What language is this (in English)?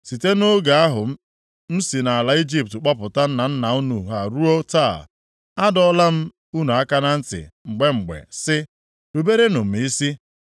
Igbo